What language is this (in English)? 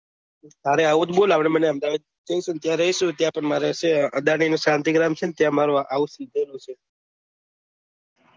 Gujarati